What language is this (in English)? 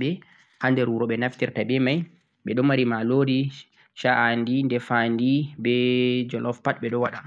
Central-Eastern Niger Fulfulde